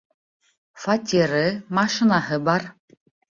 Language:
Bashkir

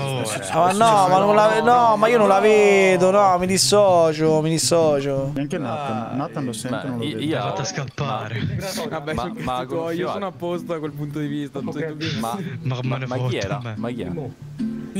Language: Italian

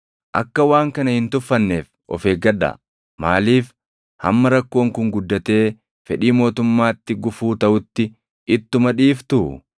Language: Oromo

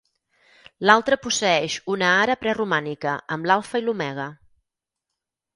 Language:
Catalan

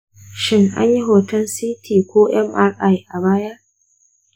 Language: Hausa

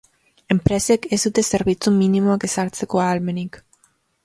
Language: Basque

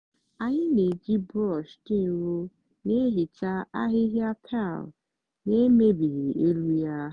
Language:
Igbo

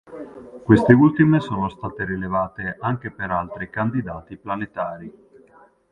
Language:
Italian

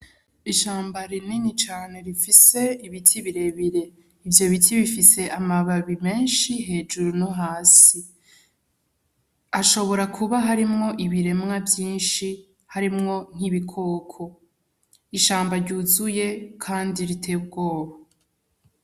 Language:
Rundi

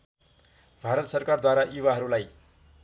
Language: Nepali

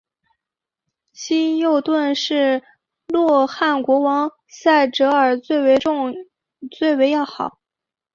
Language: Chinese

